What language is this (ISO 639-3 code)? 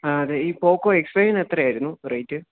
mal